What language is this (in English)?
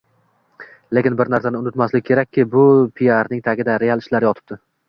Uzbek